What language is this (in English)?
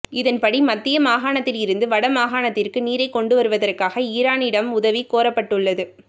Tamil